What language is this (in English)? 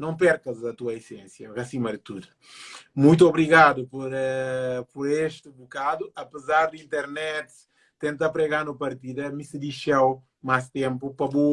Portuguese